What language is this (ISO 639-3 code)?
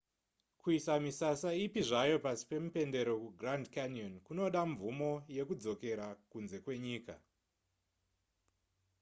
sna